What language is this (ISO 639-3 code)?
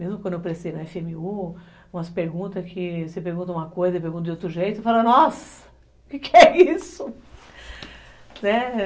por